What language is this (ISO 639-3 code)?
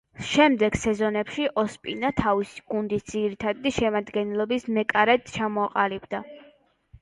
kat